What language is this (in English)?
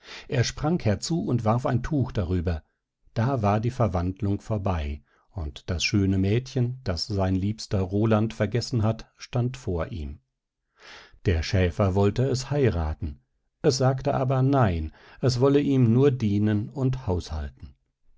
German